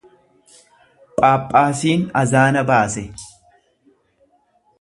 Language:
Oromo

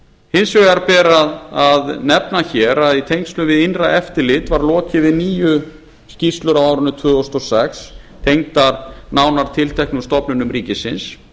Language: Icelandic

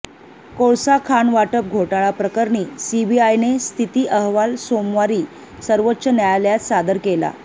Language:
Marathi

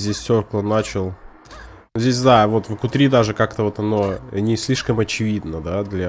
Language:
Russian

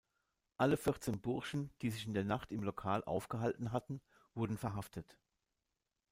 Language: German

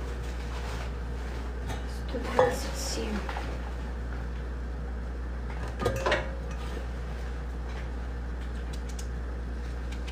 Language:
Russian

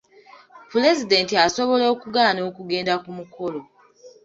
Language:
Ganda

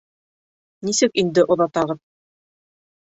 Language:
Bashkir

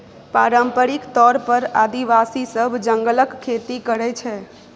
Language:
Maithili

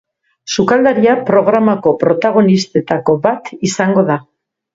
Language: Basque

